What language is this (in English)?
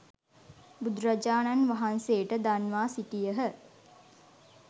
Sinhala